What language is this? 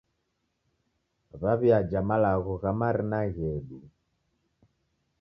Taita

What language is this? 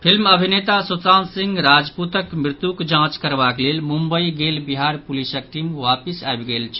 Maithili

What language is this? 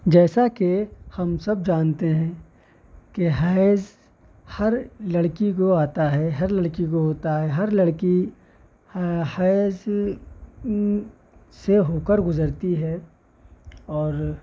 Urdu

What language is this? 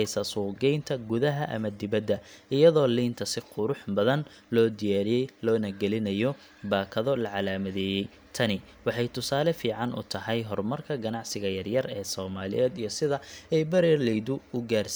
Somali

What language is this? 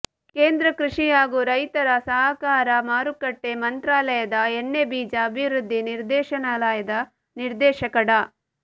Kannada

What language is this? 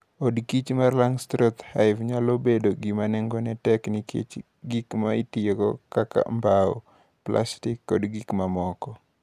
Luo (Kenya and Tanzania)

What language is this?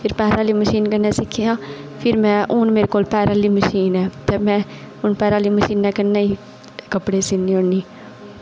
Dogri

